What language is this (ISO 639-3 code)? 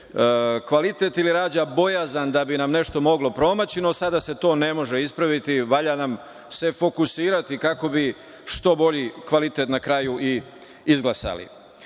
srp